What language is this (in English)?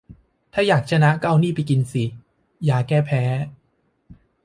Thai